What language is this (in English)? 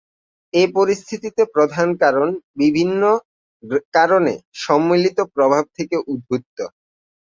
Bangla